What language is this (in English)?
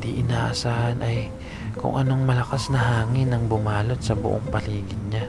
Filipino